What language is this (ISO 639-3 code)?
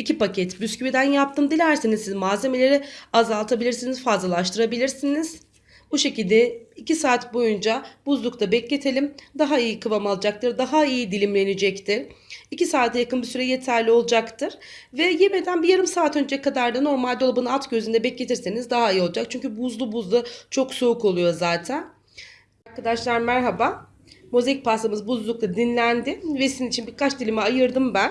tur